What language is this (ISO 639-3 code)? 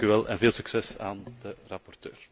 nld